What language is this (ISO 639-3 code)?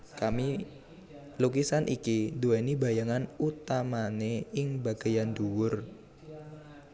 jav